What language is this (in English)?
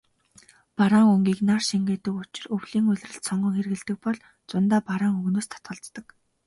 Mongolian